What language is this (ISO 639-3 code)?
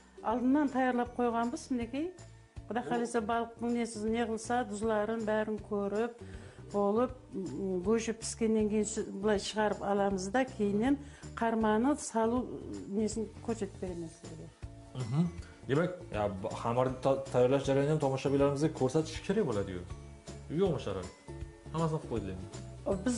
tur